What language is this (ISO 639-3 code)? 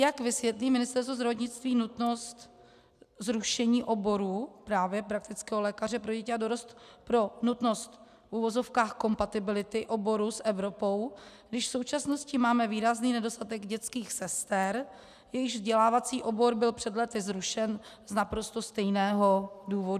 ces